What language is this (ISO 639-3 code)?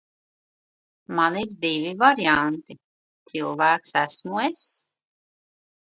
lav